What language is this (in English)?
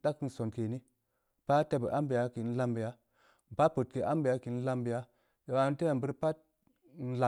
Samba Leko